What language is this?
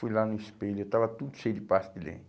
Portuguese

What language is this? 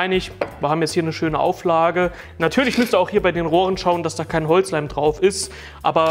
German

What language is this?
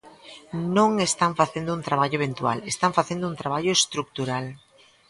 Galician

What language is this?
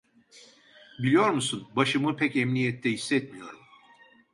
Turkish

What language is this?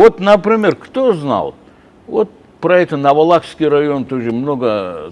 Russian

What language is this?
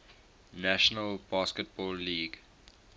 English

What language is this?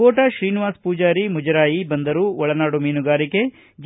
Kannada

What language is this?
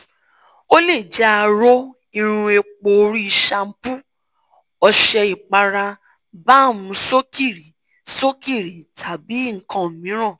Yoruba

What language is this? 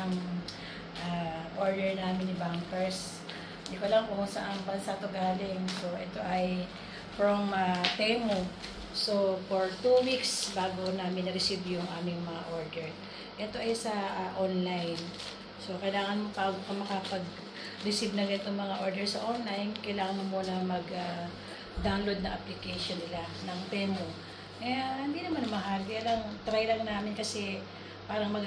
Filipino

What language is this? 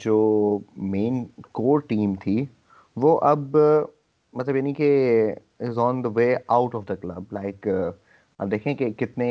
Urdu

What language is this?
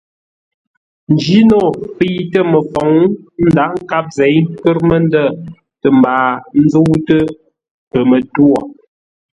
Ngombale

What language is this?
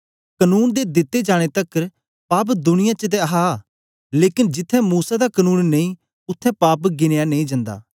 Dogri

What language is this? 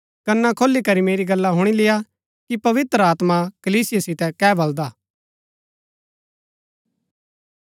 Gaddi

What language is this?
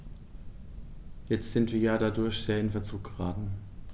German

